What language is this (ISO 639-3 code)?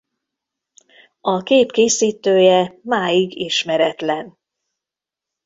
hun